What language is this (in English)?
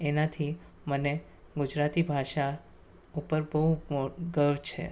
Gujarati